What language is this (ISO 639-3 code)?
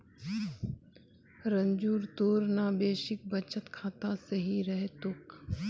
mag